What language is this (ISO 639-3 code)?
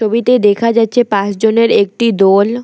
ben